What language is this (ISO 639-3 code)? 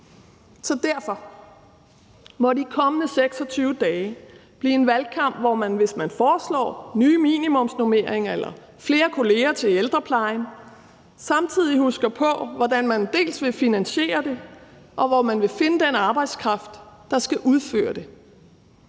dan